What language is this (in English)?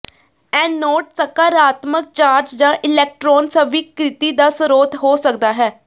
Punjabi